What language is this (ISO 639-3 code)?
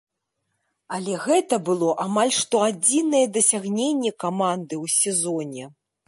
bel